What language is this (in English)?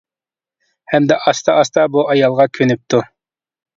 Uyghur